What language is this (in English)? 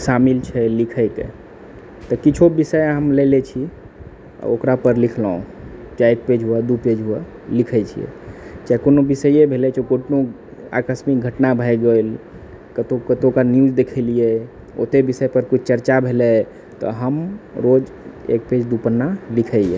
Maithili